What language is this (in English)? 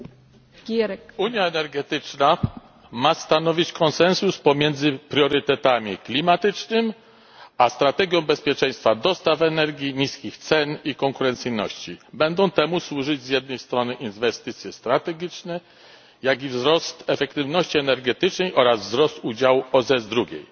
Polish